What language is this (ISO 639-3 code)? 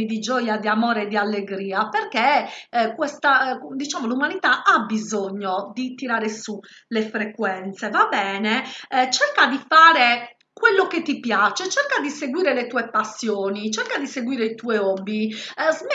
ita